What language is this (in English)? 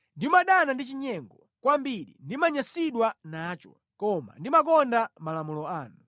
Nyanja